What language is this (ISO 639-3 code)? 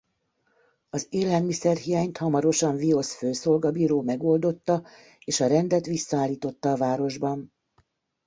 hun